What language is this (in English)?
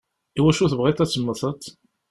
Kabyle